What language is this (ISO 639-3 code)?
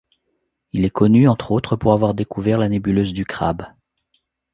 fra